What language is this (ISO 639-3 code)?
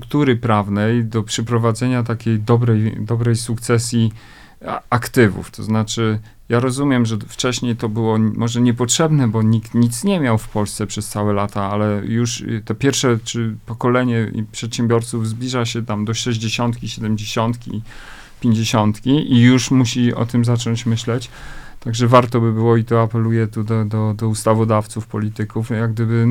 pol